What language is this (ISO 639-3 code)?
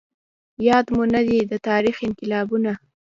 pus